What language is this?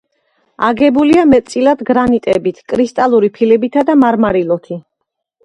Georgian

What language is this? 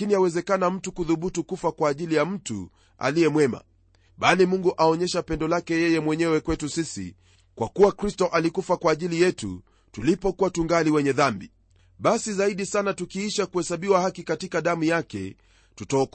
Swahili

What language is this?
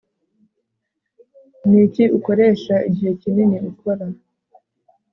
Kinyarwanda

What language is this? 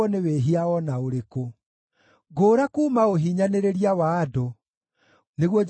Kikuyu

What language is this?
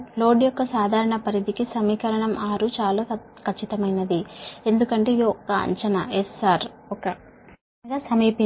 Telugu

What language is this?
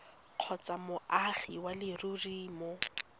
Tswana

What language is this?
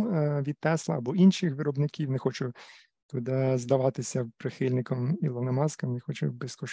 Ukrainian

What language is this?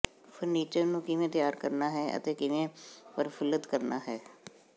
Punjabi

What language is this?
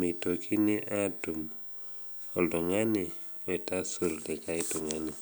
Masai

